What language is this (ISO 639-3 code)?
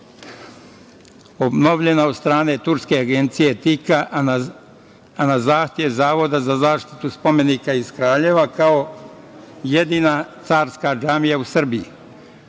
srp